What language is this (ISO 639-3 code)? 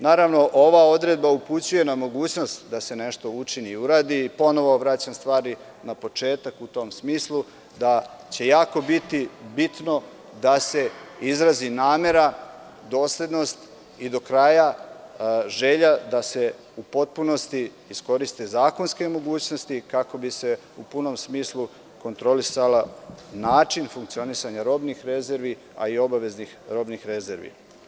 srp